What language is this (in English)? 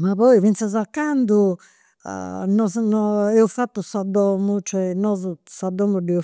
Campidanese Sardinian